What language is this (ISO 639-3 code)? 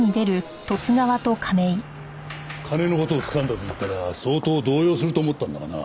jpn